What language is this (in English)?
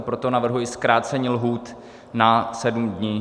Czech